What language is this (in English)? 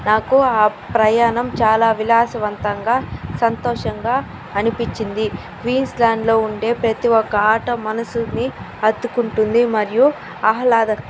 Telugu